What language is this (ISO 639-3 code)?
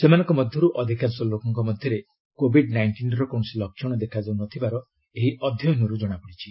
ori